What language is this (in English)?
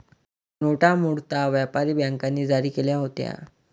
Marathi